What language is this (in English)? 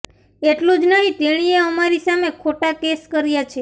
Gujarati